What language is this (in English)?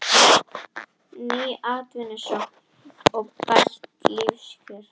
Icelandic